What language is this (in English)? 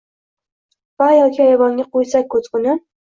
Uzbek